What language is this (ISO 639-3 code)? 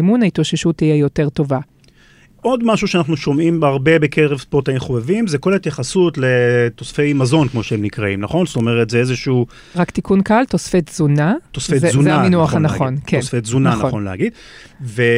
heb